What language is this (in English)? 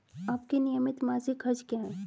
Hindi